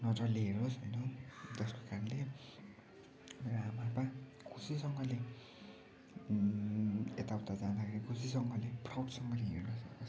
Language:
Nepali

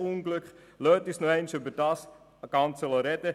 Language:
Swiss German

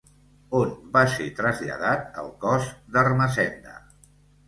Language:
Catalan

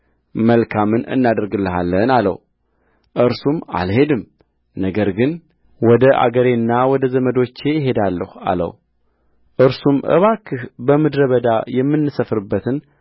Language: Amharic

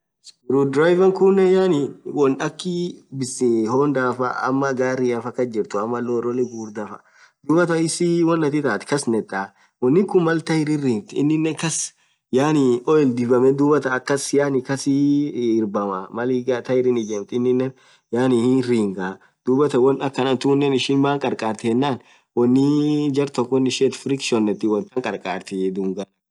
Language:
Orma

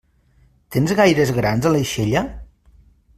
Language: Catalan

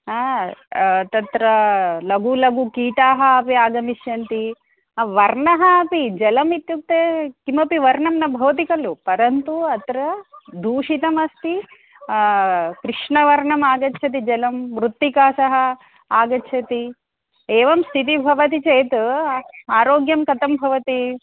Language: Sanskrit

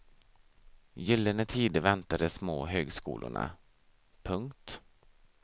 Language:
Swedish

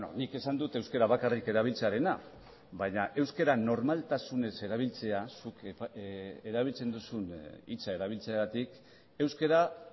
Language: Basque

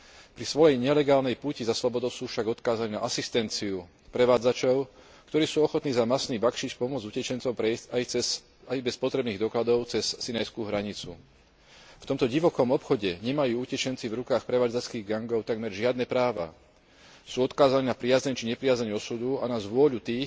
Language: Slovak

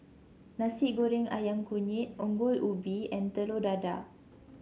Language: English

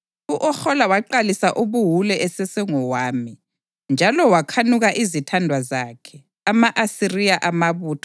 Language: North Ndebele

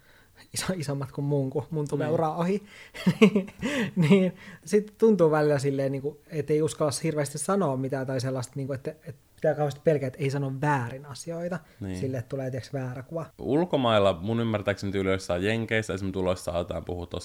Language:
Finnish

